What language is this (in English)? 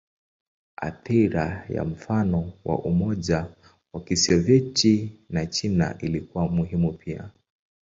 Swahili